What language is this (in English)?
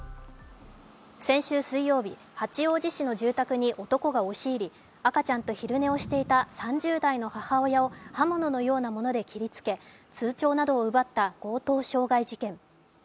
Japanese